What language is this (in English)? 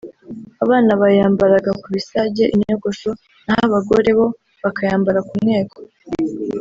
Kinyarwanda